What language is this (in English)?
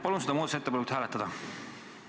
Estonian